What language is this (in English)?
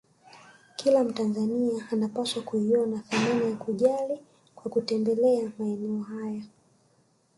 Swahili